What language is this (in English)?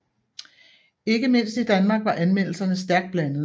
Danish